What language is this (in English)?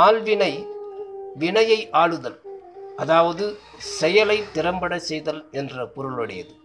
Tamil